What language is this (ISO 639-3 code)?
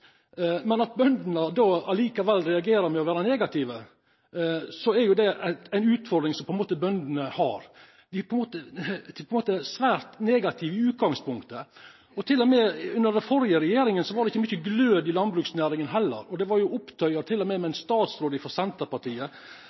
nno